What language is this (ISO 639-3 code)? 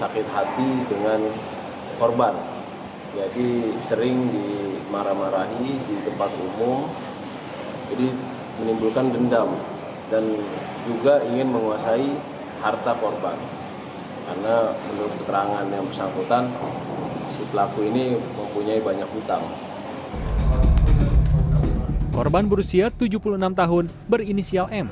ind